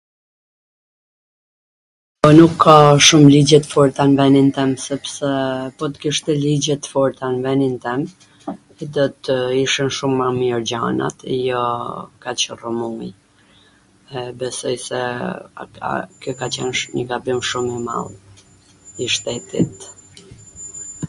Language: Gheg Albanian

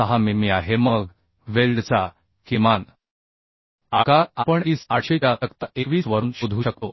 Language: Marathi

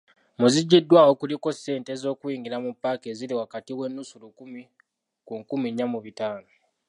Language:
Ganda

